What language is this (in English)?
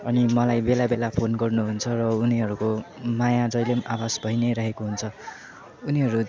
Nepali